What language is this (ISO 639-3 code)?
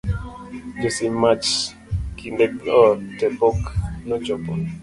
luo